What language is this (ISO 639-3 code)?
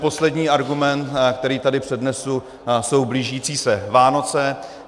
ces